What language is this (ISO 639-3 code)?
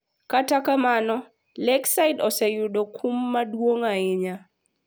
luo